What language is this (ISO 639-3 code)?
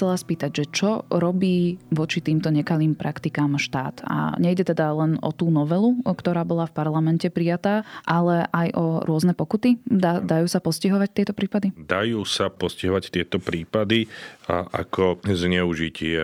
slk